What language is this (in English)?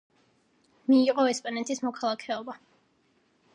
Georgian